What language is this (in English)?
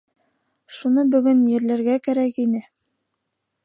Bashkir